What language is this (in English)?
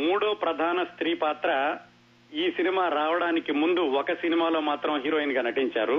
Telugu